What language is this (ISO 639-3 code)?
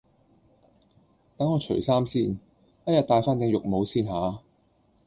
yue